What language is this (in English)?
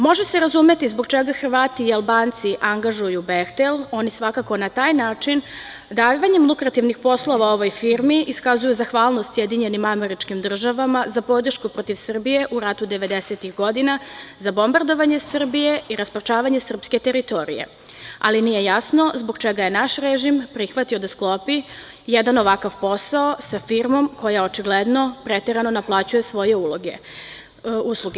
Serbian